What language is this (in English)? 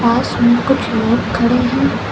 Hindi